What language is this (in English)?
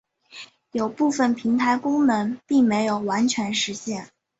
Chinese